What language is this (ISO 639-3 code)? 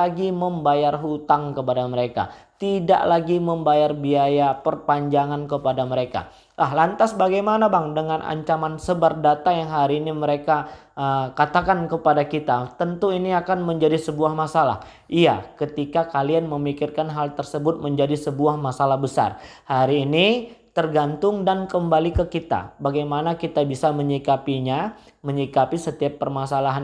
ind